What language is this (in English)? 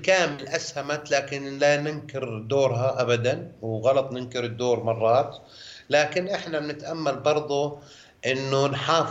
Arabic